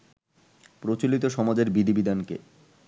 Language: Bangla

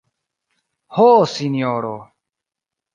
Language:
Esperanto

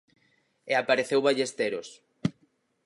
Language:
Galician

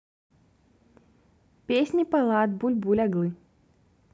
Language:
Russian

